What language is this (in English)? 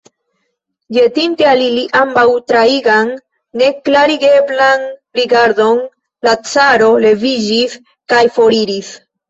Esperanto